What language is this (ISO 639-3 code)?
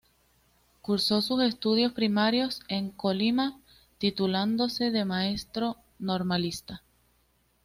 spa